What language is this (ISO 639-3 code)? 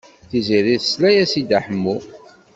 kab